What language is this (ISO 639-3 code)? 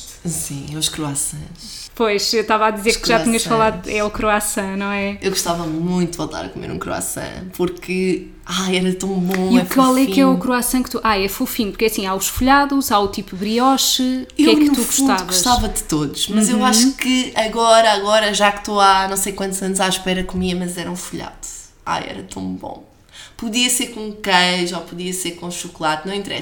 por